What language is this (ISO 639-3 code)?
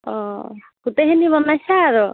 asm